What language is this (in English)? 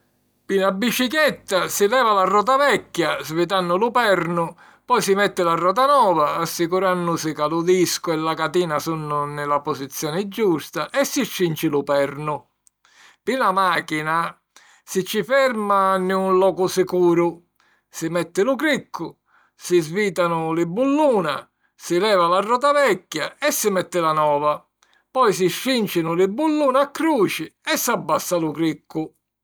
Sicilian